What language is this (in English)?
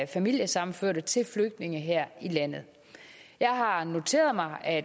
Danish